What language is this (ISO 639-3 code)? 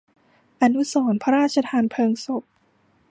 tha